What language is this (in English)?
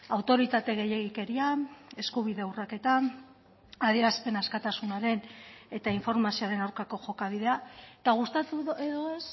Basque